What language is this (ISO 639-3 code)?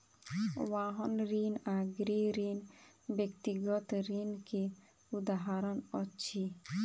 mai